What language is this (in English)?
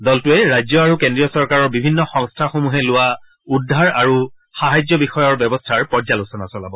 Assamese